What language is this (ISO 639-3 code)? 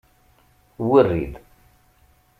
kab